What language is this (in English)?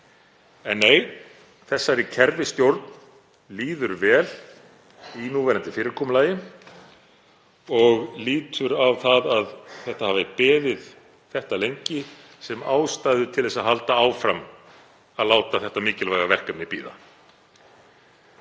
Icelandic